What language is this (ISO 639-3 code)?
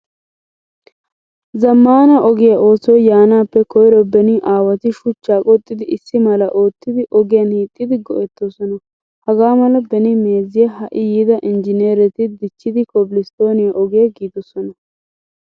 wal